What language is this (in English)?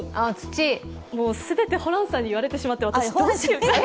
Japanese